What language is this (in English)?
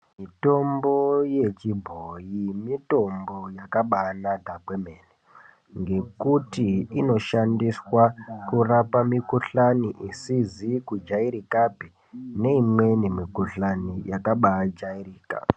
Ndau